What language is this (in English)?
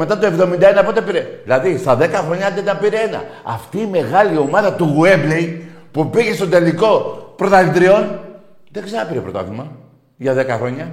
Greek